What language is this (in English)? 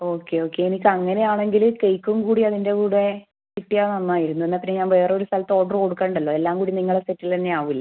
Malayalam